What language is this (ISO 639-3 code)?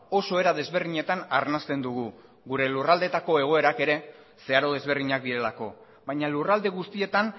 eus